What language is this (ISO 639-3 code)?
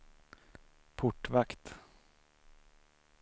swe